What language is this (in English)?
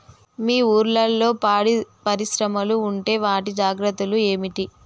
Telugu